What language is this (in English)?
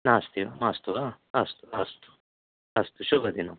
Sanskrit